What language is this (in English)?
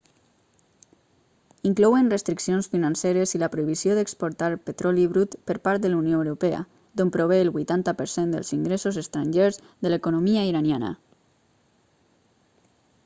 Catalan